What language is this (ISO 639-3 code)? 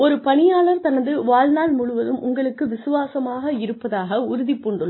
tam